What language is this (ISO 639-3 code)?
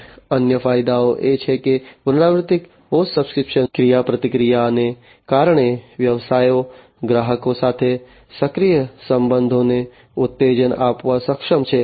guj